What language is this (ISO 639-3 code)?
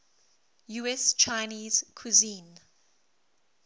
eng